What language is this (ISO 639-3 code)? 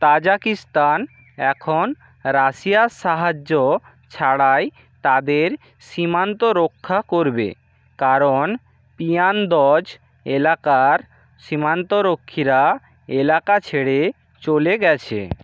ben